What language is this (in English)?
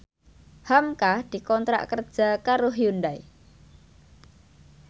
Javanese